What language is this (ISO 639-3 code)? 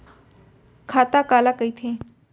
hne